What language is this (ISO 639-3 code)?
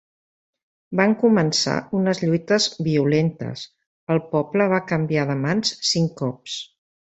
cat